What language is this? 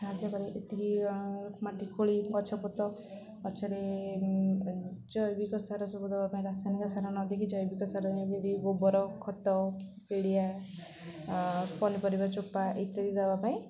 Odia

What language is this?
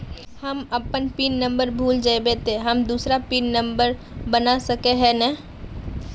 Magahi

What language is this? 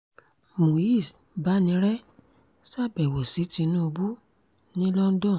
Yoruba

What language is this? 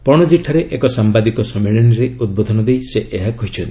Odia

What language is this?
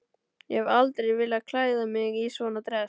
Icelandic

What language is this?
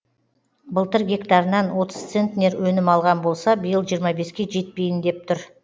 Kazakh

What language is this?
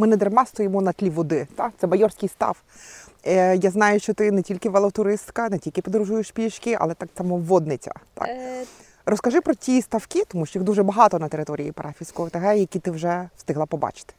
Ukrainian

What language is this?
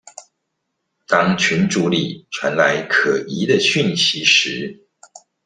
Chinese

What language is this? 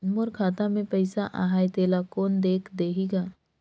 Chhattisgarhi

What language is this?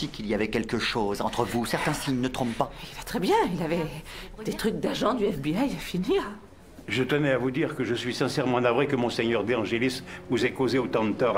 French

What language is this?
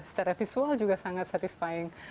Indonesian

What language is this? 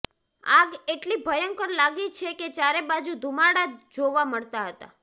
Gujarati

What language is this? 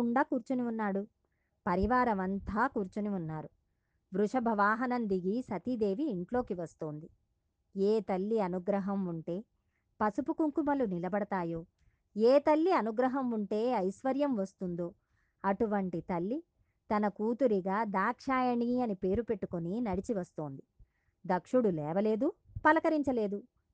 Telugu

